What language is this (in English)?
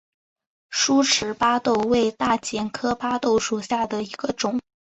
Chinese